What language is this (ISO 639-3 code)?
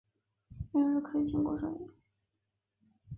zho